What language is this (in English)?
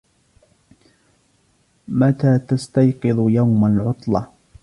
Arabic